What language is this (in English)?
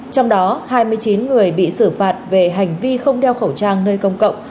Vietnamese